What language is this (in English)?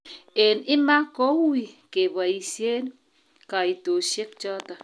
Kalenjin